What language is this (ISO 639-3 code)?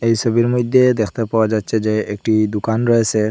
ben